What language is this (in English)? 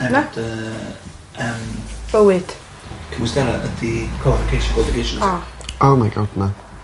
Welsh